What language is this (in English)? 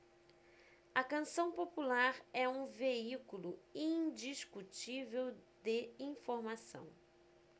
Portuguese